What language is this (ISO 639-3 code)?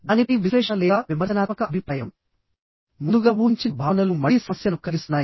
tel